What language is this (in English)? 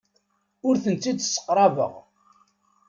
Kabyle